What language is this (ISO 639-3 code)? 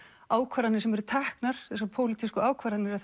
isl